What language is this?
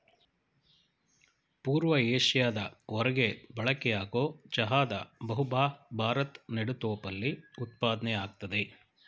Kannada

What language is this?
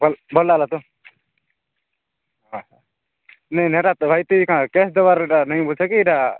Odia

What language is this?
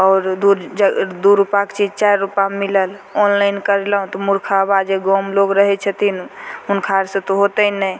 Maithili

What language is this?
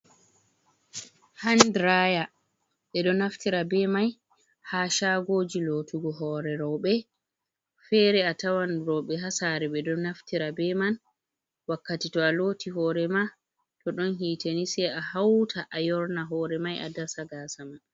Fula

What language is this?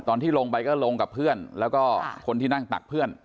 Thai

